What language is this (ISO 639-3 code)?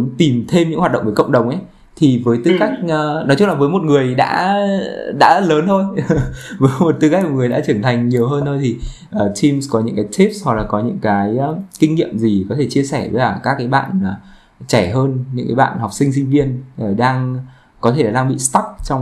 vie